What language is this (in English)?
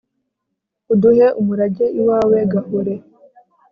Kinyarwanda